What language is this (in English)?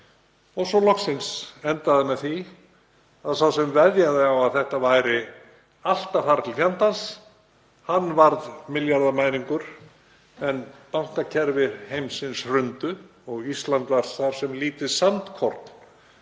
Icelandic